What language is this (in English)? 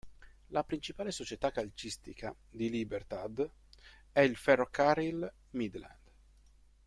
Italian